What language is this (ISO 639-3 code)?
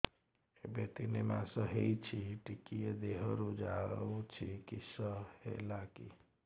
ori